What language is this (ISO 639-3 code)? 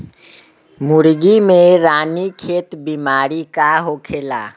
bho